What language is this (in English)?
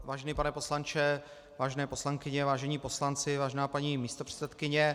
Czech